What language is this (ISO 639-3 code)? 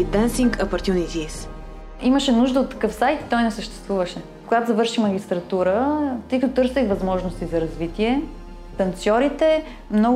bul